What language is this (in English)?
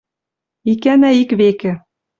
Western Mari